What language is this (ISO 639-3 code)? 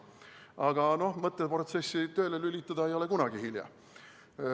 est